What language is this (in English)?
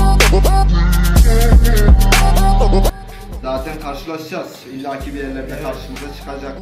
Turkish